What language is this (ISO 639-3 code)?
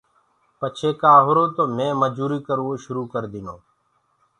ggg